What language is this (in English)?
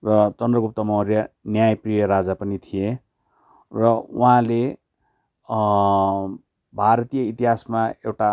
Nepali